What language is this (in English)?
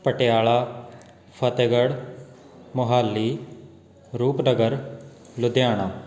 Punjabi